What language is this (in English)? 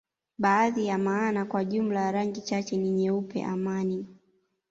Swahili